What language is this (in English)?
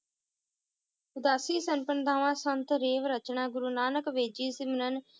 Punjabi